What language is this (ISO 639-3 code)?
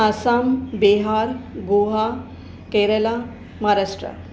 snd